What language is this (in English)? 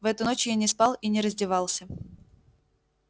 Russian